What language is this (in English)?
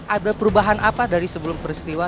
Indonesian